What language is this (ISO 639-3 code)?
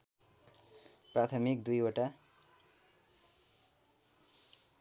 nep